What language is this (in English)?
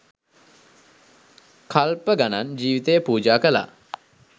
Sinhala